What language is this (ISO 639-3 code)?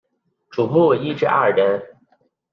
zho